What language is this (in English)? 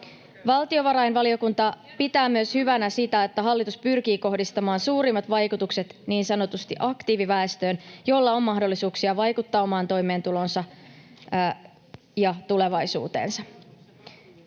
Finnish